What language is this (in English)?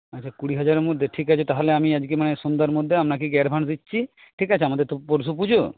Bangla